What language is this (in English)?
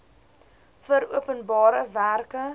Afrikaans